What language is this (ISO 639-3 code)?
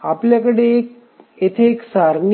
mar